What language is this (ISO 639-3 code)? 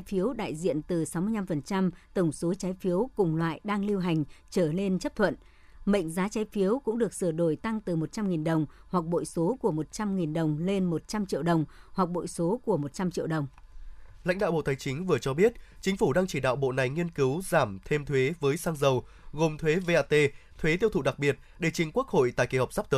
vie